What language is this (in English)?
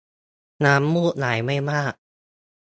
Thai